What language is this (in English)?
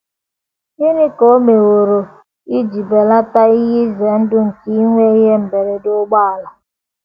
Igbo